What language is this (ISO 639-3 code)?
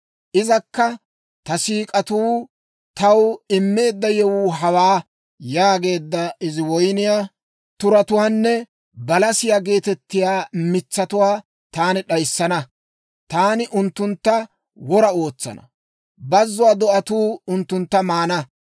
dwr